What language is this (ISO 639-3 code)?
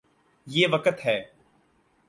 urd